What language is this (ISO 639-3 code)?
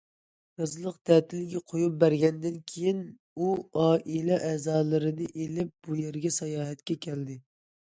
uig